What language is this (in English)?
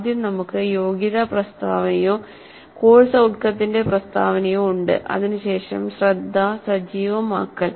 Malayalam